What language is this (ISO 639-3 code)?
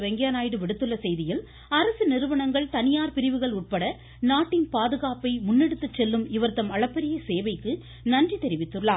tam